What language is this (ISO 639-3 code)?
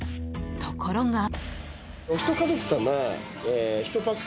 jpn